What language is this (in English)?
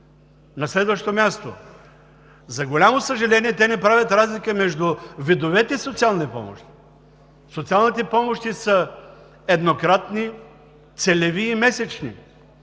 Bulgarian